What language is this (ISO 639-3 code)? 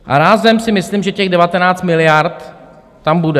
ces